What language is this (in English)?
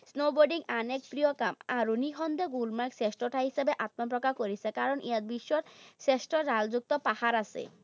Assamese